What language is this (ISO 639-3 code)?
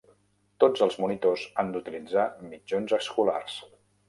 cat